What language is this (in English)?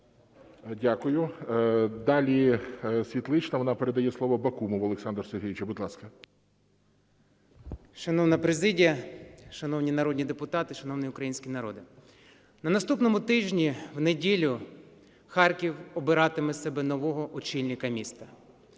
Ukrainian